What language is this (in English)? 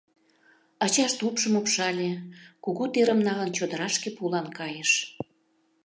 Mari